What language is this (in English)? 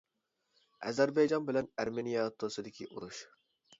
Uyghur